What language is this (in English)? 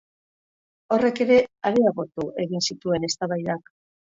Basque